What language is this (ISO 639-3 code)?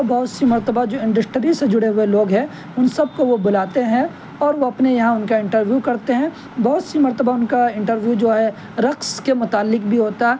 urd